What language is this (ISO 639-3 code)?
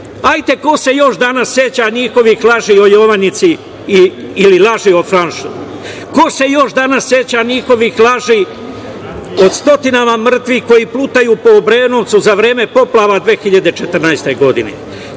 srp